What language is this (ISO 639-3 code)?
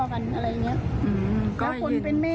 tha